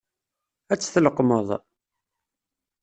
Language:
Kabyle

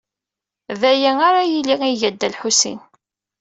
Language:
Kabyle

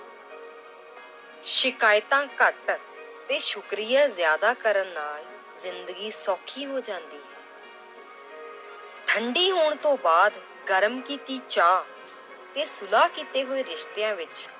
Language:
Punjabi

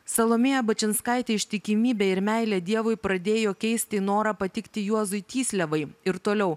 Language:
Lithuanian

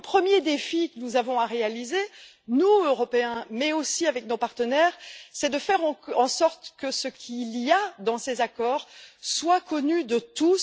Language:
French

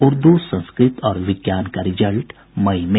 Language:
Hindi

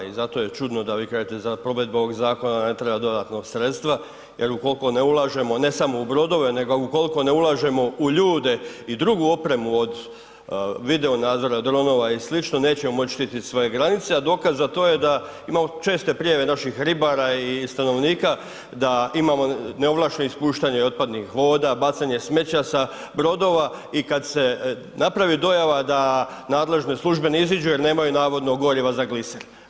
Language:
Croatian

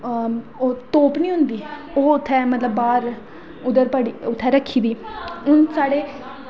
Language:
Dogri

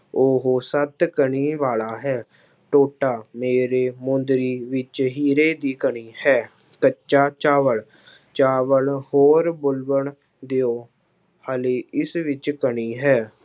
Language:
Punjabi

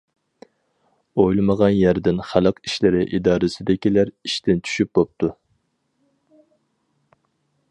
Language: Uyghur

